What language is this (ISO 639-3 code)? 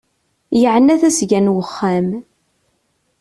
kab